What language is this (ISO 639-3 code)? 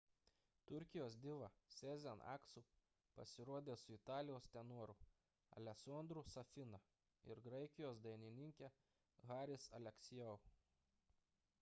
lit